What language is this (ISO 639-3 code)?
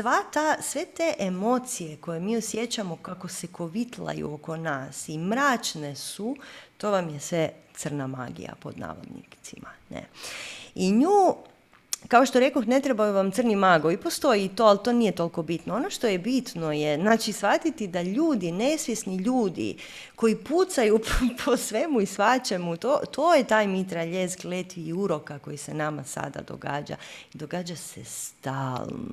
hrv